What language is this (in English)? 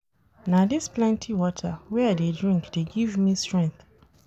Nigerian Pidgin